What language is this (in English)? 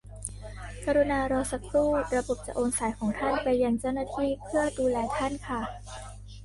Thai